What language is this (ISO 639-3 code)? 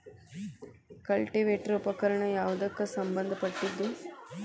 kan